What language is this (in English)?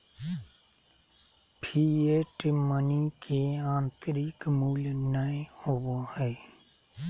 Magahi